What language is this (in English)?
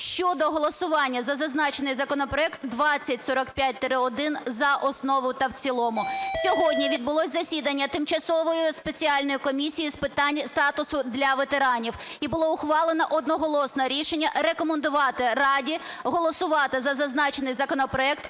Ukrainian